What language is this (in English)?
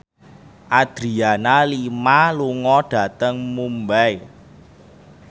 Javanese